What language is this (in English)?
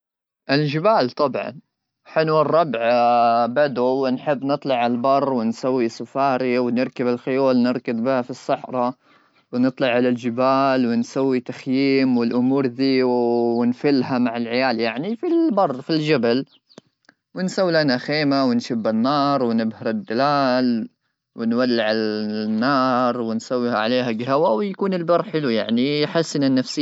Gulf Arabic